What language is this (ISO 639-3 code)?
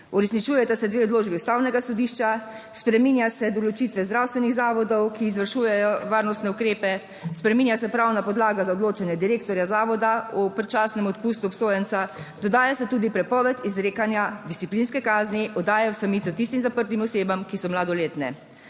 slv